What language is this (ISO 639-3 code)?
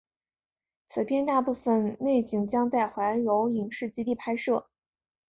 zho